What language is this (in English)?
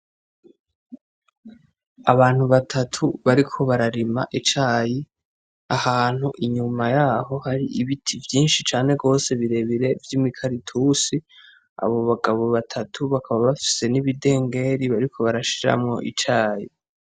Rundi